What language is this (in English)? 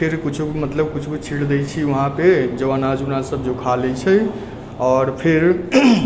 Maithili